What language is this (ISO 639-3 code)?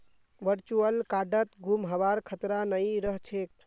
mag